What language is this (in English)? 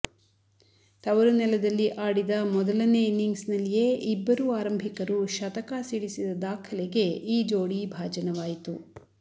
Kannada